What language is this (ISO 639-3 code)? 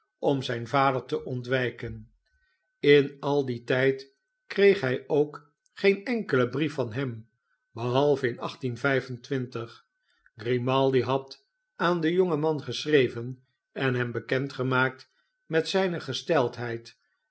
nld